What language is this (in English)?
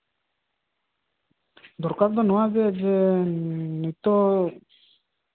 Santali